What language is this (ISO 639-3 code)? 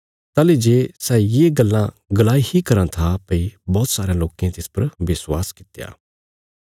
kfs